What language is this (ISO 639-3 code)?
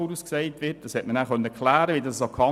gsw